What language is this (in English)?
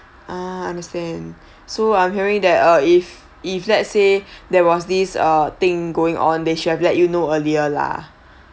English